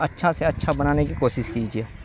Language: Urdu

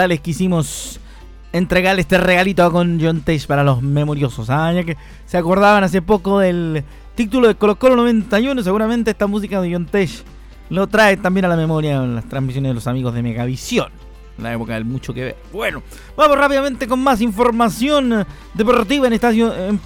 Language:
Spanish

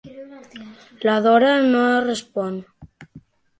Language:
Catalan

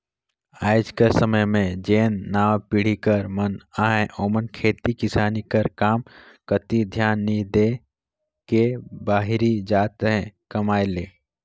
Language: Chhattisgarhi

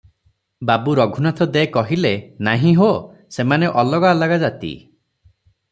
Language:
Odia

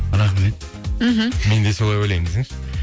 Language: Kazakh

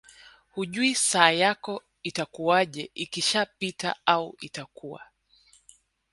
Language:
Swahili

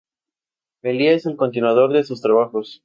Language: Spanish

